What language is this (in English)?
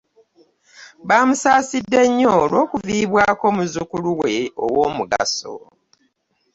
Ganda